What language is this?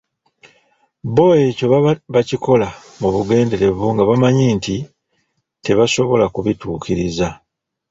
Ganda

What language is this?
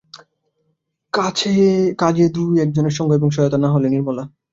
Bangla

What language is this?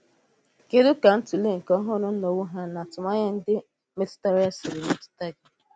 Igbo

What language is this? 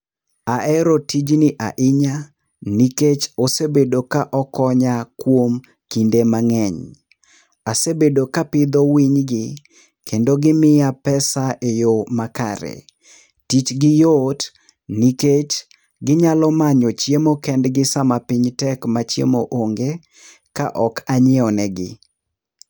Luo (Kenya and Tanzania)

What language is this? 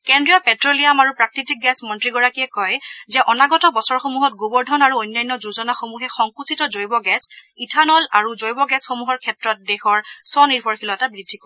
Assamese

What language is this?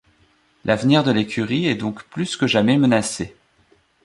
French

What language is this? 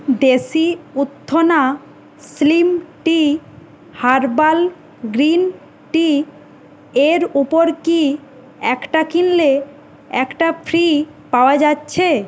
Bangla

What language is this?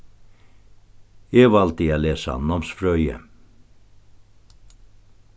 Faroese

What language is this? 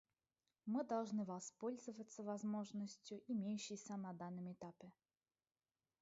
Russian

